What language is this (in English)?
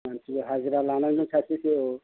Bodo